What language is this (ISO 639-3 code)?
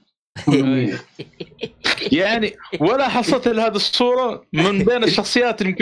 ara